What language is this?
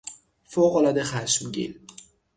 Persian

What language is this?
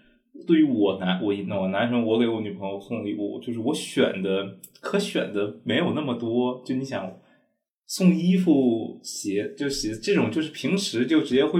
Chinese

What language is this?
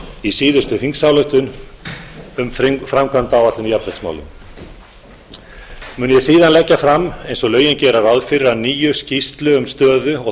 Icelandic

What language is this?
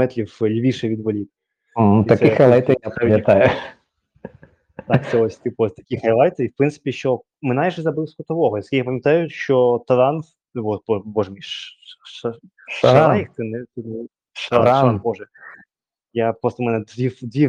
Ukrainian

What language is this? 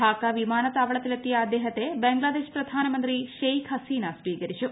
Malayalam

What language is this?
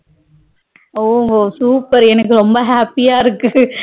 Tamil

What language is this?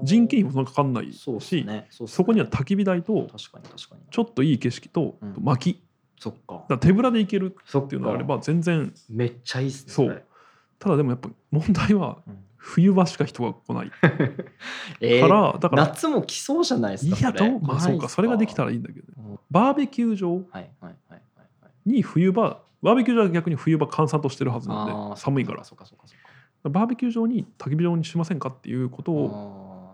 Japanese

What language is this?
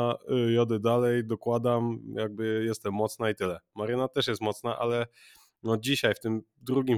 Polish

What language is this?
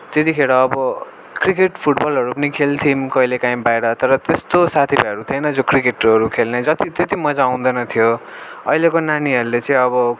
Nepali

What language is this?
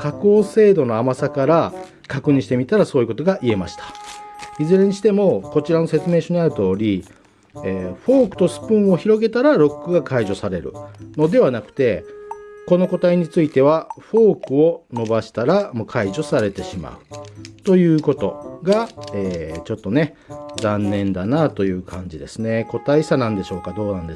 Japanese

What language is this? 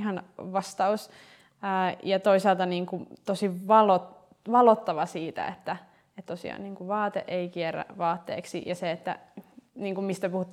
Finnish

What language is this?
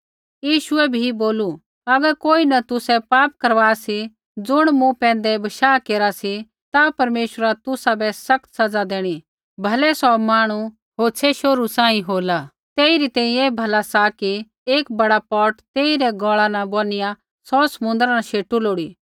Kullu Pahari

